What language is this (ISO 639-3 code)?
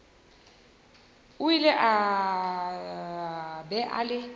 nso